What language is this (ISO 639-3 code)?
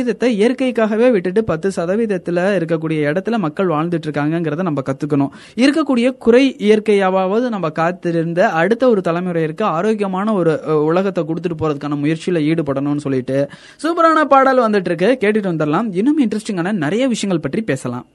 tam